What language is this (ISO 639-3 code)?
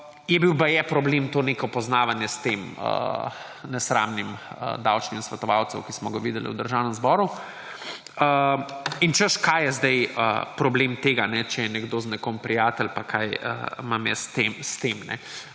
slv